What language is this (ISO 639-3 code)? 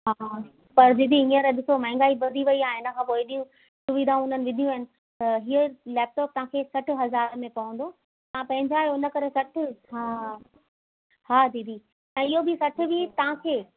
snd